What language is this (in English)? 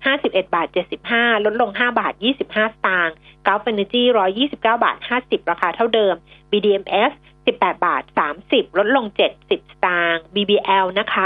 Thai